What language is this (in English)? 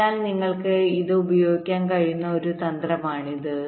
Malayalam